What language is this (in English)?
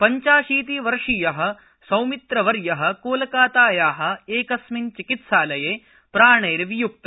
Sanskrit